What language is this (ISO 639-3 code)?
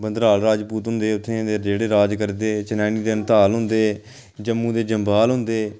doi